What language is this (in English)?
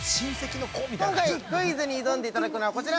Japanese